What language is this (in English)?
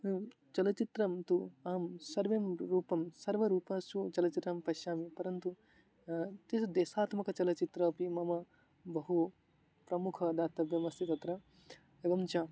Sanskrit